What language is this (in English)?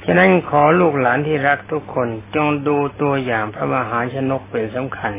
Thai